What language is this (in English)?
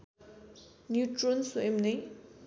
Nepali